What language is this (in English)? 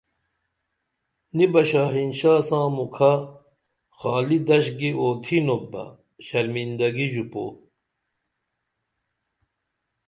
Dameli